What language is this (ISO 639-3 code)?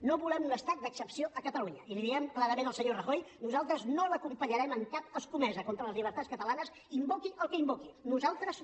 cat